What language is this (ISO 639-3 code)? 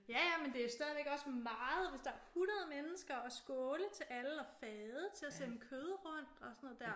dan